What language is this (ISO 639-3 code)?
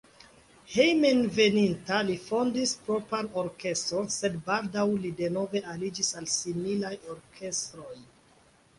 epo